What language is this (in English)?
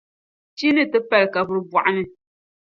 Dagbani